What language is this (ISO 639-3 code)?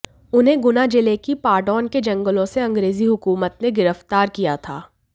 hin